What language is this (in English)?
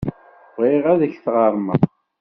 Kabyle